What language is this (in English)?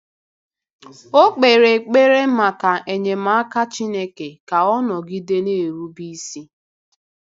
Igbo